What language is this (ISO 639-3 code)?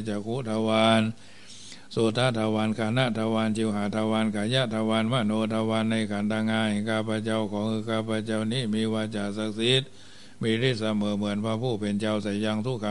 tha